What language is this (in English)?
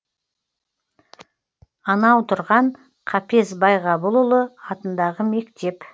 Kazakh